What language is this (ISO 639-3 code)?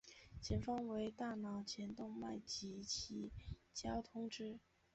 zho